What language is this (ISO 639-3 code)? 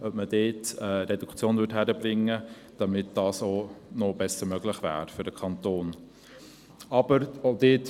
gsw